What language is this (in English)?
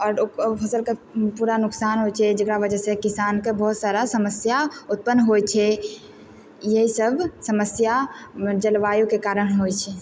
Maithili